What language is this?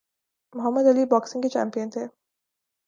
Urdu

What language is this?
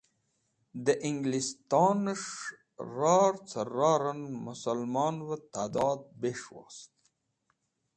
Wakhi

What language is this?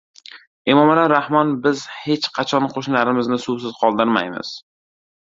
Uzbek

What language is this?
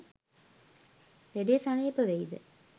Sinhala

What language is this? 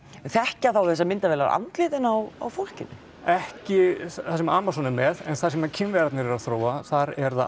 Icelandic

